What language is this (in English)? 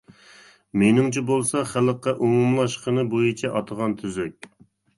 Uyghur